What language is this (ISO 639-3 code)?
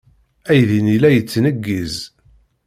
kab